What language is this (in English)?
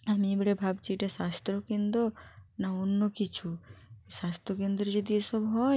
Bangla